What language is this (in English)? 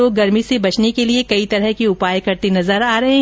Hindi